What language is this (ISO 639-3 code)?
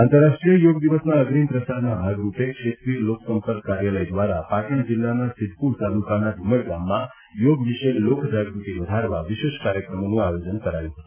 guj